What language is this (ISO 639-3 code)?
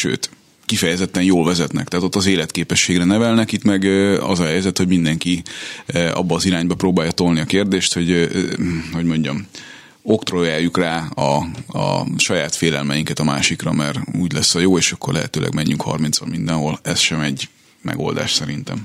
hun